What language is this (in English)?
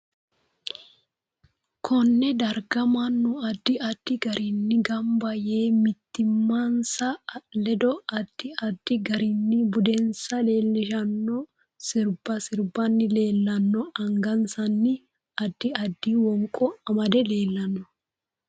Sidamo